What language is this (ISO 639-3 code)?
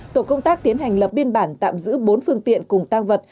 vie